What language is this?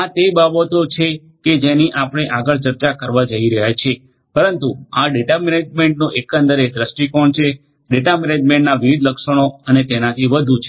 Gujarati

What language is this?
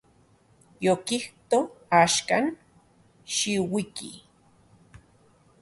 Central Puebla Nahuatl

